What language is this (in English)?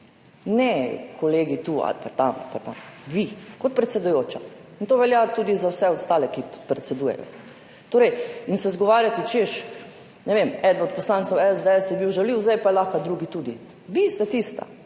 Slovenian